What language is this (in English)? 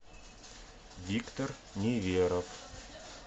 Russian